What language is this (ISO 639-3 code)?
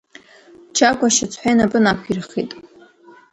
abk